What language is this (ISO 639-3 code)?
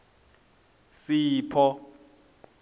ssw